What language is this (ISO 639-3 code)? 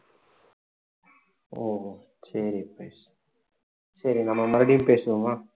tam